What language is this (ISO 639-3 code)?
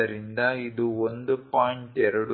kan